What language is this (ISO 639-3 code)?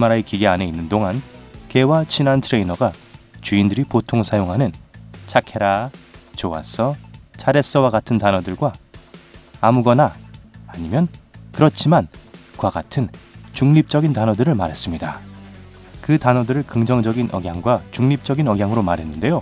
kor